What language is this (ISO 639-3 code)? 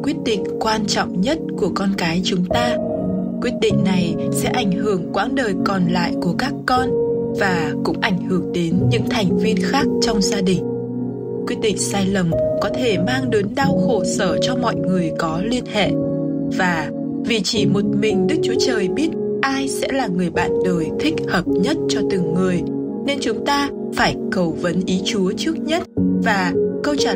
vie